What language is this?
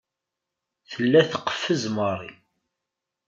Kabyle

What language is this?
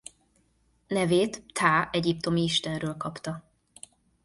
Hungarian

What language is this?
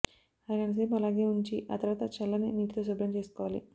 Telugu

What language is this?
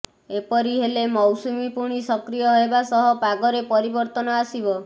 Odia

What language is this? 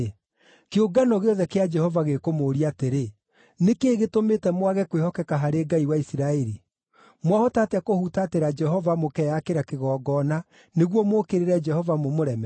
Kikuyu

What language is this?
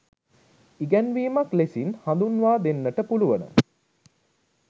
Sinhala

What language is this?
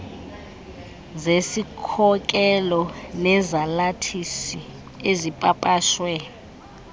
Xhosa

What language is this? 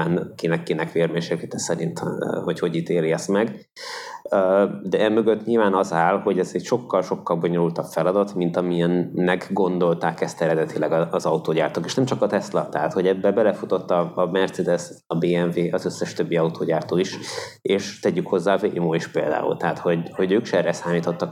Hungarian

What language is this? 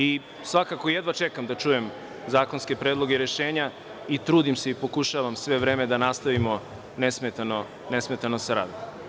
Serbian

